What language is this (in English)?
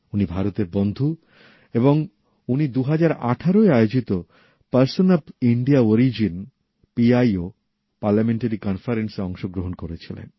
Bangla